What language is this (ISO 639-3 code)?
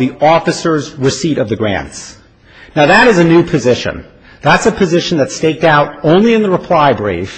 eng